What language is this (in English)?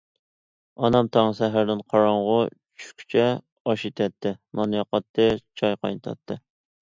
Uyghur